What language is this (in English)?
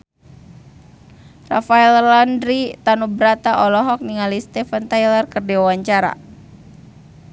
Sundanese